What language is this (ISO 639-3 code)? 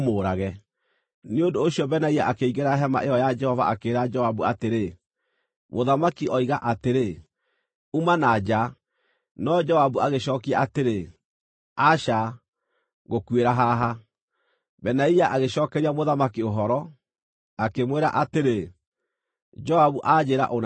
kik